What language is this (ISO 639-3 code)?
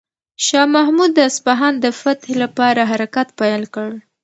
pus